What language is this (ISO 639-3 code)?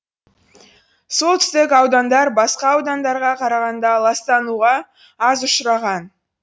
kaz